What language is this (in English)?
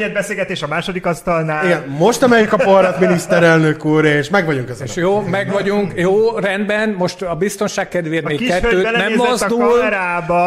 Hungarian